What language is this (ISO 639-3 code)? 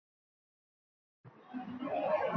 uzb